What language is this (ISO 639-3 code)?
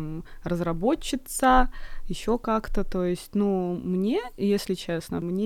rus